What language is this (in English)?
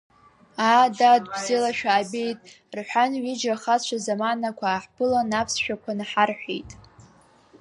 Abkhazian